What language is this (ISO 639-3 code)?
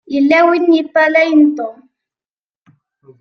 kab